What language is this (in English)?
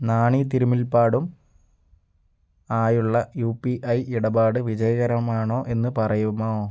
Malayalam